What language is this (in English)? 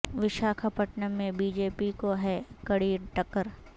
Urdu